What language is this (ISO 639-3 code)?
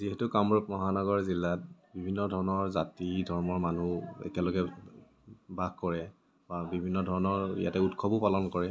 asm